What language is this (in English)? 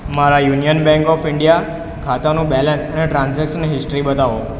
Gujarati